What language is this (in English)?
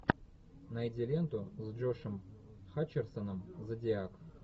Russian